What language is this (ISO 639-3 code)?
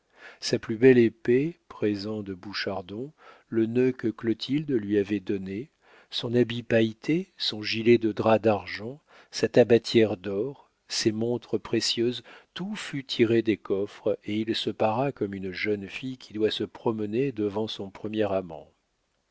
fra